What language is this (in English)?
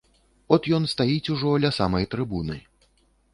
Belarusian